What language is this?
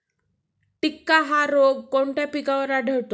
Marathi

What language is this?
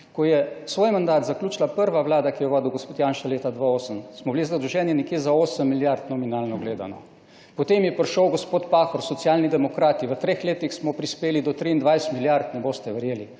Slovenian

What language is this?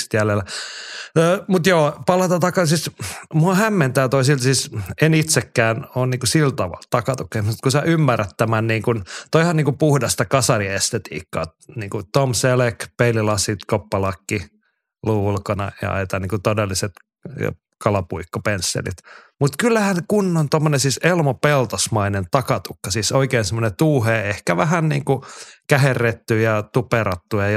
Finnish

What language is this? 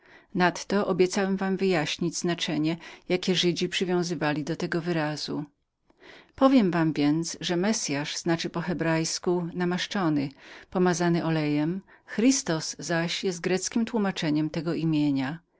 Polish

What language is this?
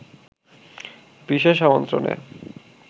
Bangla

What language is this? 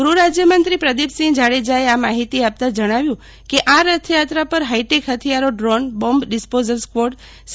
Gujarati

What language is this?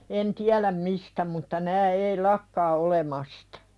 Finnish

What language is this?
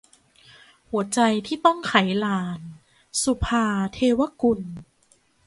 Thai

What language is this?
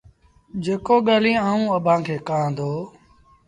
Sindhi Bhil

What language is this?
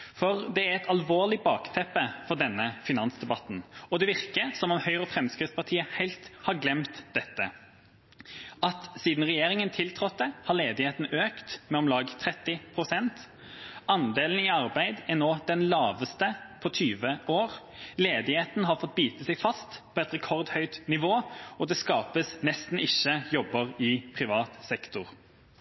Norwegian Bokmål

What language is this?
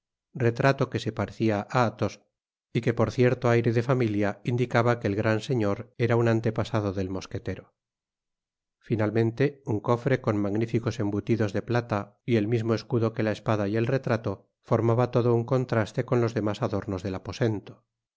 Spanish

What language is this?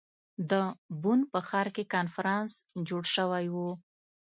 Pashto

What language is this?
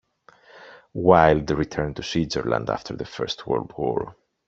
English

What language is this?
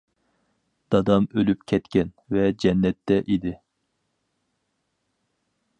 Uyghur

